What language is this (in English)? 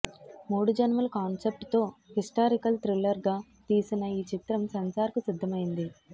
Telugu